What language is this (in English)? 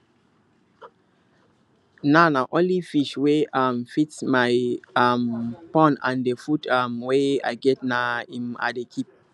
Nigerian Pidgin